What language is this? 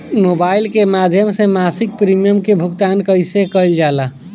Bhojpuri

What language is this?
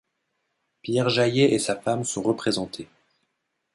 French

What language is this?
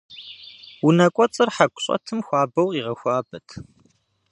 Kabardian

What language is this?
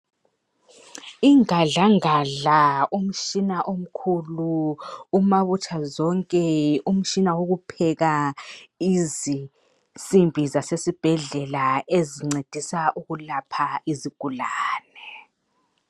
North Ndebele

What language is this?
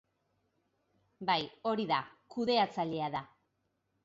Basque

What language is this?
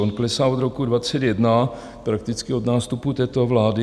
Czech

